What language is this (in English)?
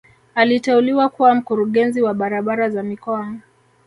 Swahili